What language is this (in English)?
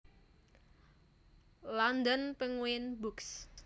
Javanese